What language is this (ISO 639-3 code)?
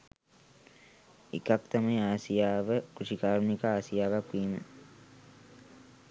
sin